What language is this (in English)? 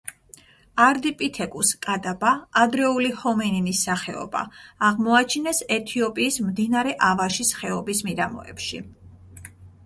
Georgian